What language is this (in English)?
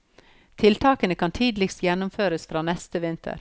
Norwegian